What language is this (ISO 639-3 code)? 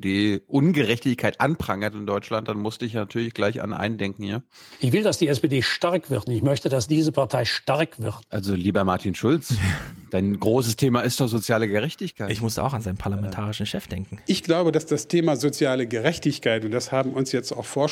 deu